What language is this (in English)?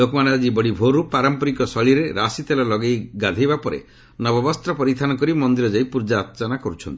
Odia